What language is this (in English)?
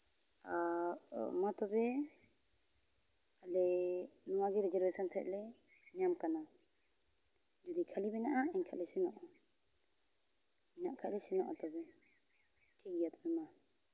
Santali